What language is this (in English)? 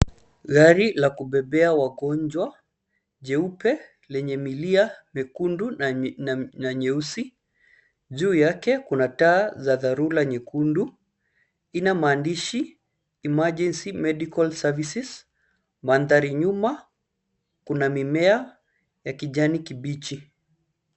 Swahili